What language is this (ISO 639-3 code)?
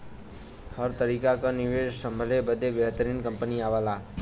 bho